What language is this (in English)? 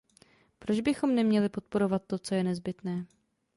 Czech